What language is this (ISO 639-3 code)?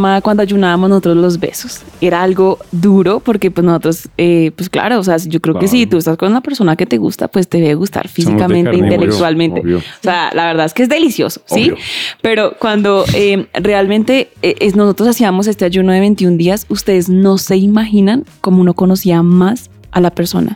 spa